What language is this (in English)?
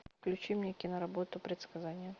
Russian